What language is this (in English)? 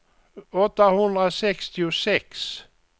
Swedish